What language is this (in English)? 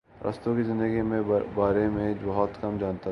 Urdu